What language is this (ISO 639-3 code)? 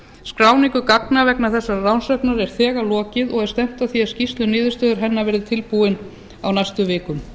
isl